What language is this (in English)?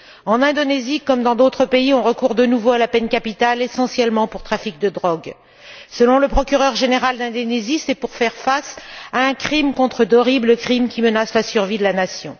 French